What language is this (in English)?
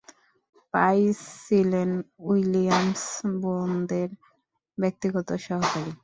Bangla